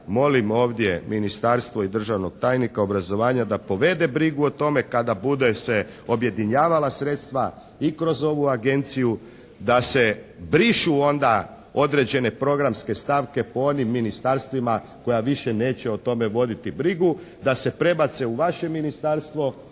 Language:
Croatian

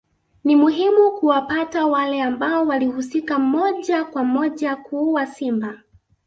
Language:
Swahili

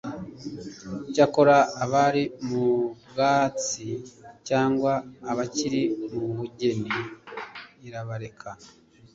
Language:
Kinyarwanda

